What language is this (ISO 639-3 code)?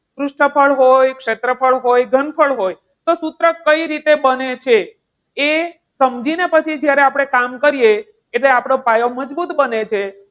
guj